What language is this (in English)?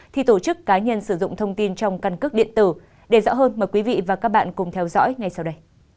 Vietnamese